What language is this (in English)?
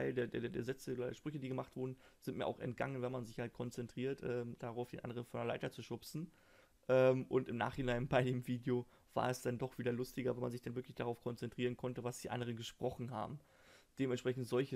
German